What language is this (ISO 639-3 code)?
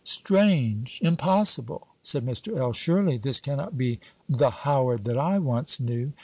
eng